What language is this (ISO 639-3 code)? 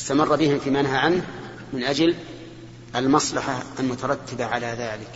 ara